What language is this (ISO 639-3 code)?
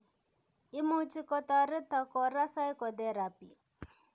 kln